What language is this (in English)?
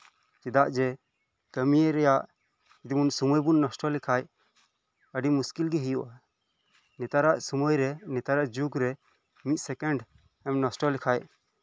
Santali